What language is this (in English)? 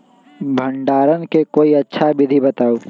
Magahi